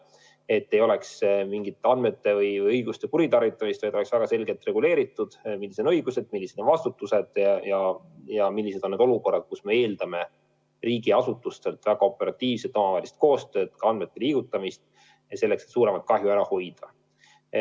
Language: Estonian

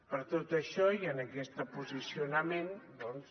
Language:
Catalan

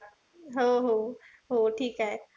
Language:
Marathi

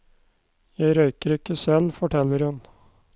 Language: Norwegian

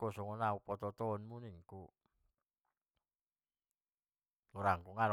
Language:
Batak Mandailing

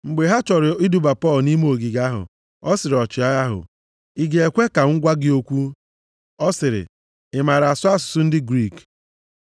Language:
Igbo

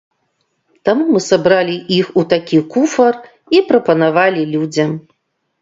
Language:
Belarusian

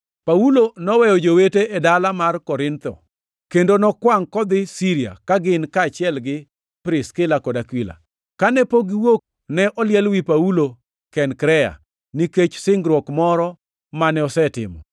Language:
Luo (Kenya and Tanzania)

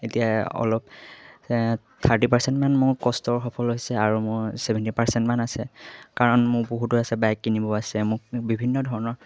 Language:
Assamese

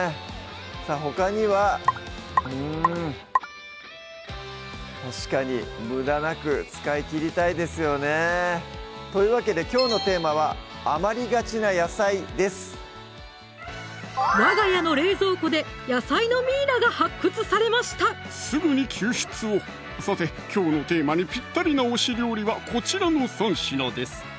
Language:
Japanese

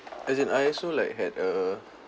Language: English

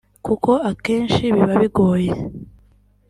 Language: Kinyarwanda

